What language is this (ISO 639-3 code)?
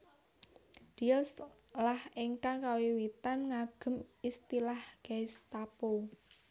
jav